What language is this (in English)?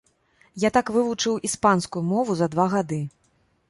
Belarusian